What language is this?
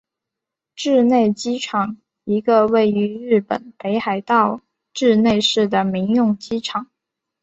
Chinese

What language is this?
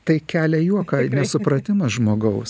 Lithuanian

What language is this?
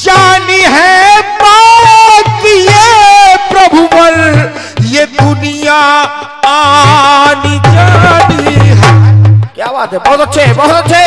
Hindi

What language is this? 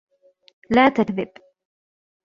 Arabic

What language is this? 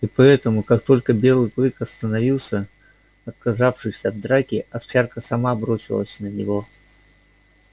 Russian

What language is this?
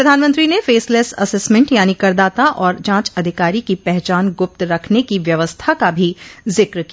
Hindi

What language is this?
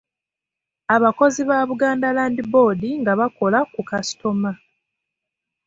Ganda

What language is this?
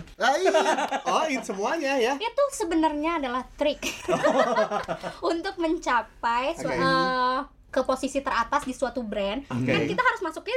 Indonesian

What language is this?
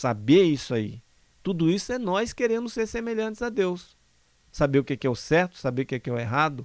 Portuguese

